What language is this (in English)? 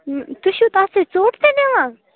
Kashmiri